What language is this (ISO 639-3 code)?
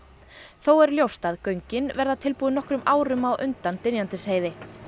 isl